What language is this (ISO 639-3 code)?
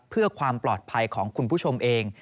tha